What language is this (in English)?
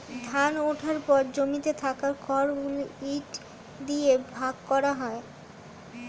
Bangla